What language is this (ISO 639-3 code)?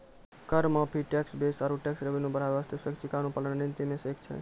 mai